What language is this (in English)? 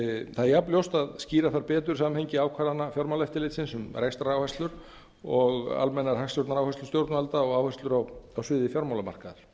Icelandic